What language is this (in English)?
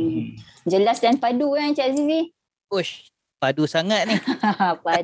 Malay